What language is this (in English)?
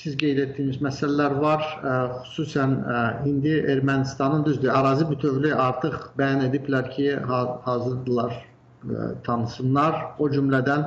Turkish